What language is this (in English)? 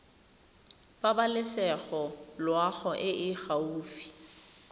Tswana